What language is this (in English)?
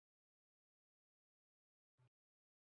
Chinese